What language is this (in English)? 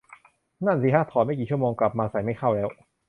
Thai